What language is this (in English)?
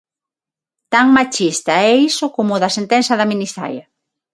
Galician